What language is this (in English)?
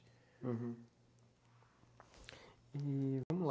Portuguese